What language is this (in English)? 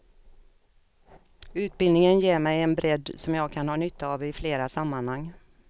Swedish